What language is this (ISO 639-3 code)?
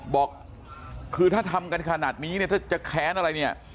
tha